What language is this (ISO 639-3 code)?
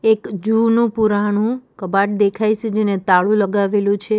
guj